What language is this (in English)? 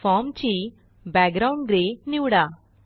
Marathi